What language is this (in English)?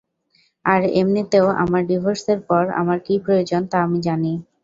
Bangla